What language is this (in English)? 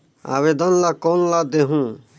Chhattisgarhi